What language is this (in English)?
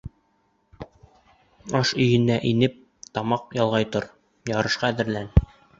Bashkir